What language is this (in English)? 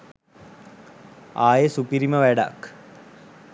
Sinhala